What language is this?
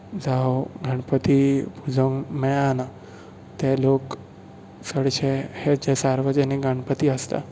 Konkani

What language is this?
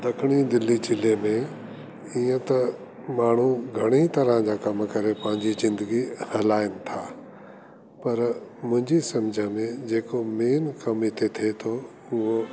Sindhi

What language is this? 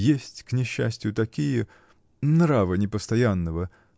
Russian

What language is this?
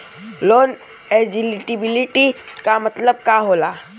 Bhojpuri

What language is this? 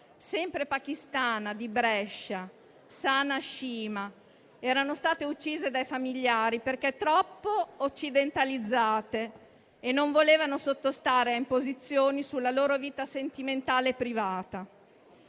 Italian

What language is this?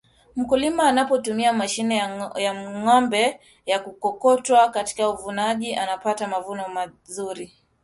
Swahili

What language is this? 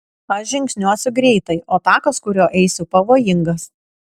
Lithuanian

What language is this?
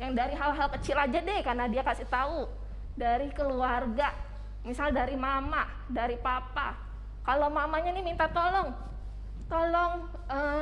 Indonesian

